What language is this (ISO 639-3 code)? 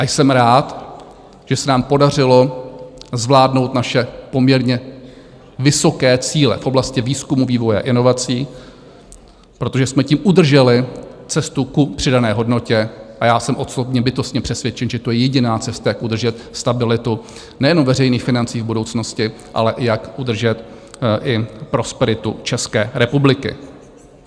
ces